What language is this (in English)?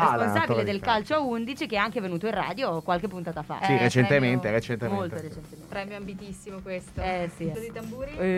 Italian